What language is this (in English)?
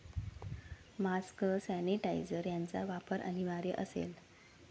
Marathi